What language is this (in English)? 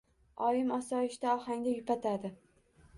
Uzbek